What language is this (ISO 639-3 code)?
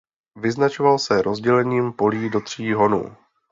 ces